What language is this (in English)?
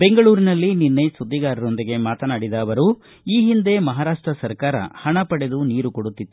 Kannada